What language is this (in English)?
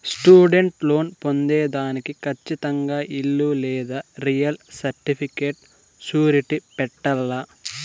Telugu